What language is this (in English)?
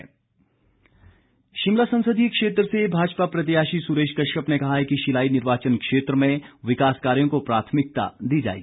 Hindi